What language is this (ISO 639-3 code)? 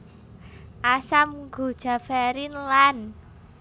jav